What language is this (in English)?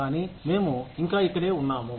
Telugu